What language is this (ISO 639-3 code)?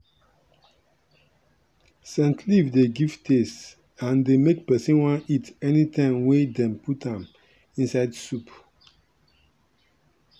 pcm